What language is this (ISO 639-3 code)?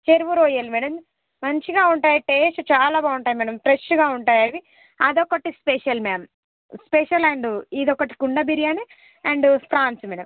tel